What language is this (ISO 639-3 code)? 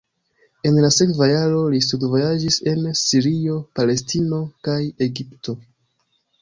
epo